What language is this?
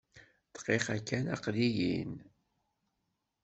Kabyle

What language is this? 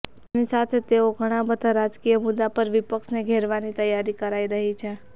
Gujarati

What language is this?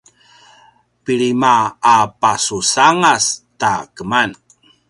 Paiwan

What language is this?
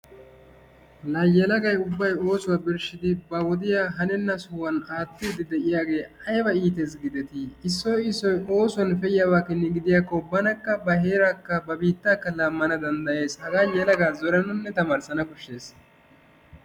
Wolaytta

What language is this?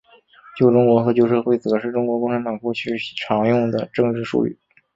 Chinese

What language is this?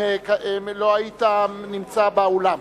Hebrew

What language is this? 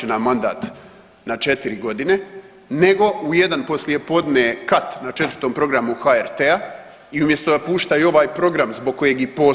Croatian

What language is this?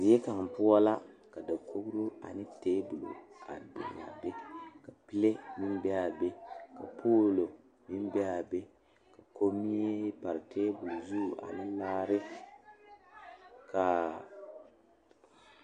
Southern Dagaare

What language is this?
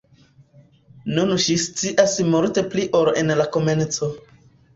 Esperanto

